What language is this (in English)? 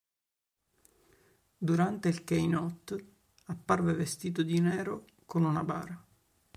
Italian